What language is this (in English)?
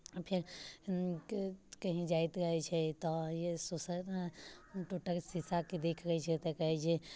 Maithili